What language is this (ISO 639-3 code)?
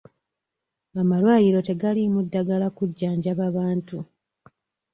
lug